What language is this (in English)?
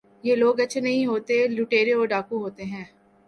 Urdu